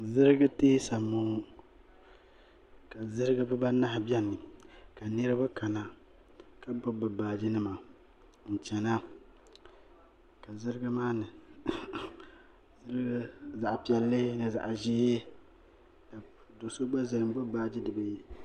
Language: Dagbani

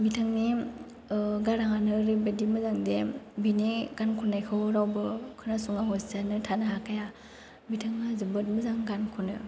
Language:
Bodo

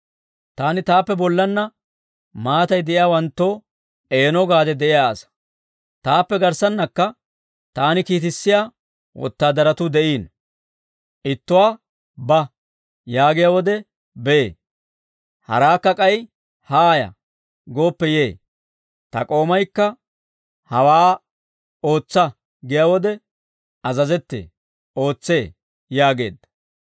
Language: Dawro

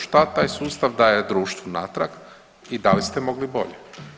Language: Croatian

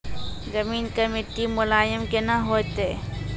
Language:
Maithili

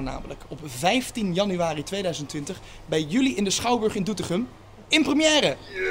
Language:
Dutch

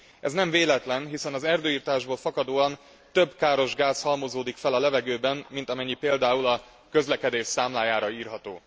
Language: Hungarian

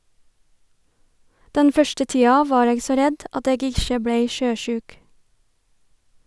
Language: Norwegian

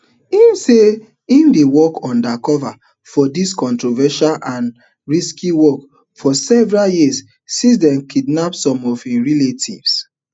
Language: Nigerian Pidgin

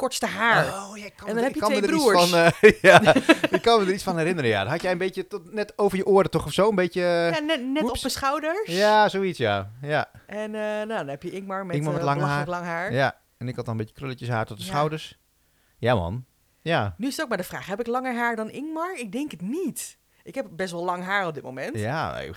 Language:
Dutch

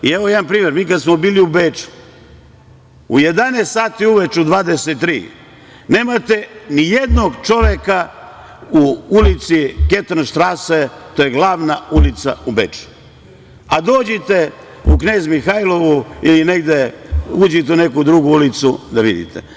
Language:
Serbian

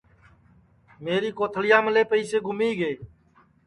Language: Sansi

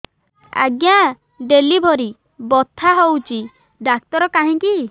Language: Odia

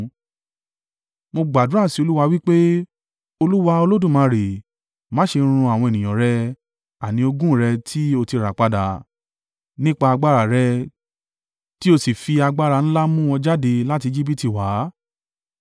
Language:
Yoruba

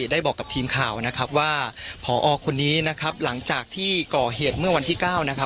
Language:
Thai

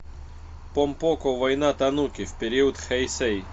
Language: Russian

